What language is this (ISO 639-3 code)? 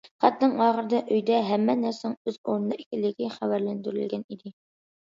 uig